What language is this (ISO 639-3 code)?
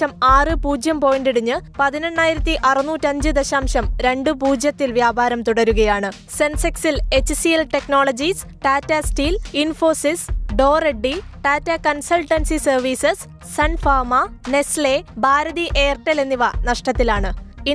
mal